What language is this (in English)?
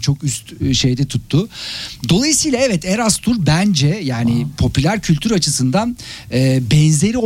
Turkish